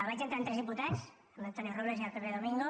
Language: Catalan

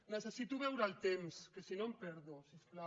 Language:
Catalan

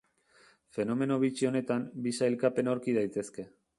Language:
Basque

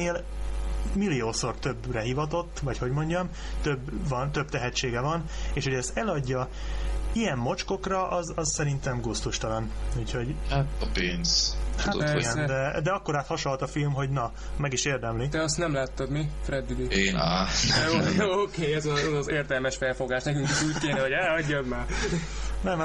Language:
Hungarian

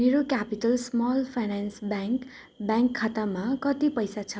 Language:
Nepali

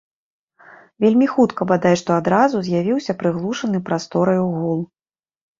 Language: Belarusian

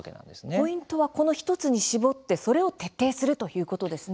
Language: Japanese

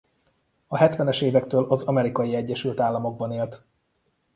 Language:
Hungarian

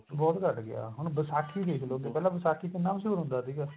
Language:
Punjabi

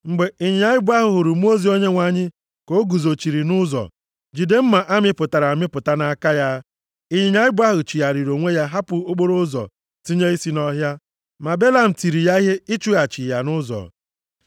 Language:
Igbo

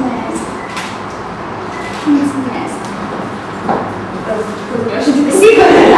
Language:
Romanian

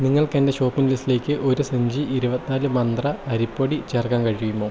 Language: Malayalam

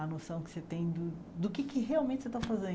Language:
Portuguese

